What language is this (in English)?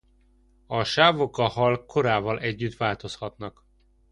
Hungarian